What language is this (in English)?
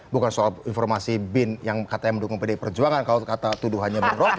Indonesian